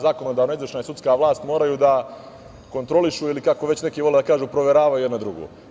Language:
Serbian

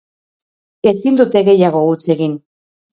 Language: Basque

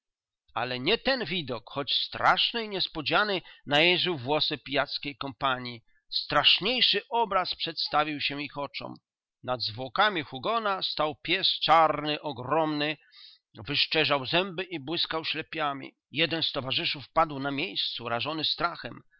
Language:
Polish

